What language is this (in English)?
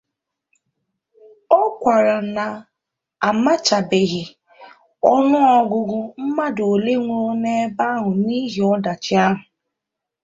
Igbo